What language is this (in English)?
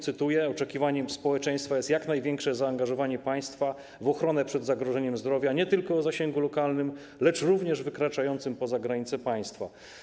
Polish